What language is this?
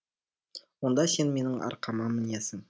Kazakh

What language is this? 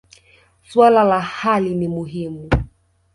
Swahili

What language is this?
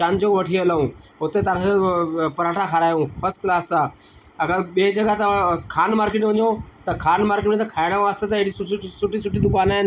Sindhi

